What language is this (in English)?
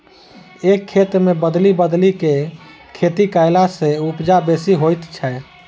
Maithili